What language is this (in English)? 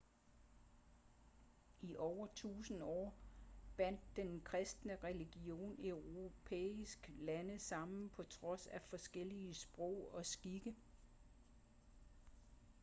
Danish